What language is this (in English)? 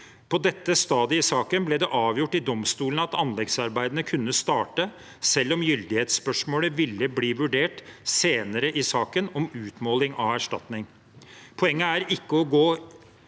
Norwegian